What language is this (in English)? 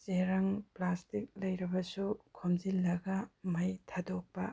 Manipuri